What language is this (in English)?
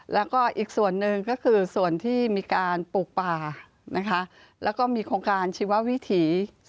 Thai